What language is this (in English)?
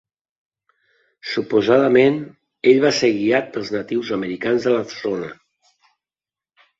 Catalan